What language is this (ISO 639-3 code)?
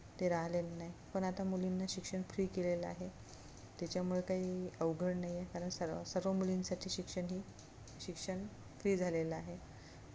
mar